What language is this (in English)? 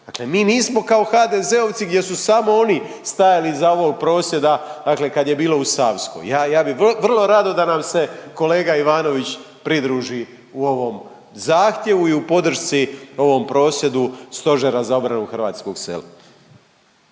Croatian